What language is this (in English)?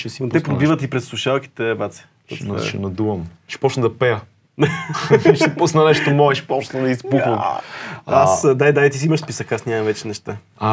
Bulgarian